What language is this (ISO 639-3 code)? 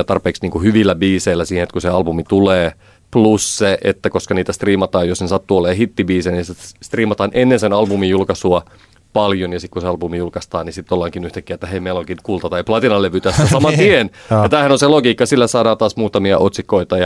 fin